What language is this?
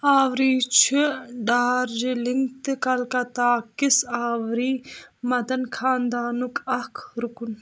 Kashmiri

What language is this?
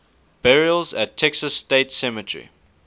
English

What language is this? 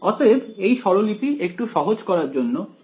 Bangla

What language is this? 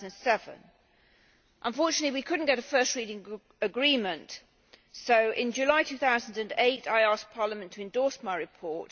English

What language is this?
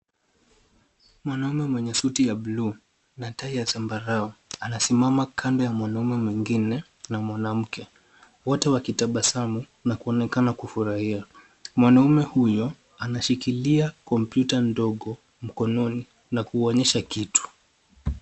Swahili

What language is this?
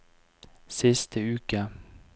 Norwegian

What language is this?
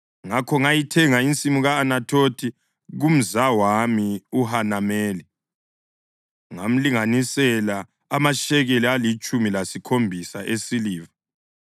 North Ndebele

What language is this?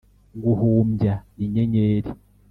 Kinyarwanda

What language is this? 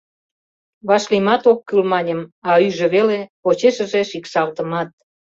Mari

